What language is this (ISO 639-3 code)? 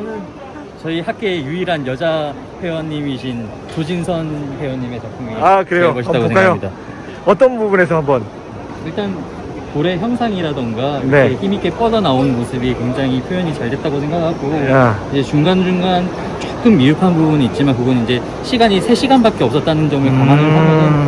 kor